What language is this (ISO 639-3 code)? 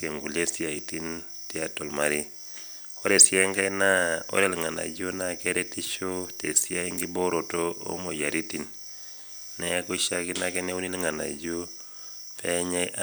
mas